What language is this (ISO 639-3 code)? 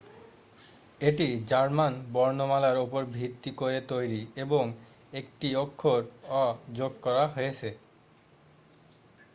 ben